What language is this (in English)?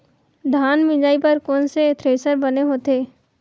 Chhattisgarhi